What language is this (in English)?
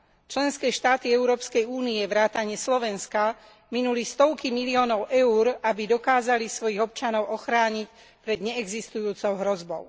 Slovak